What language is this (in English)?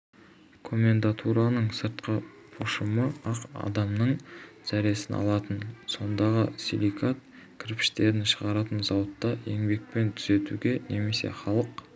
Kazakh